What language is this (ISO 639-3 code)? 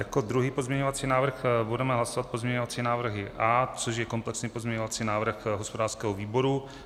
ces